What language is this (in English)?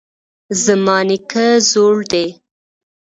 Pashto